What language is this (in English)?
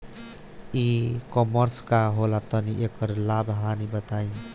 Bhojpuri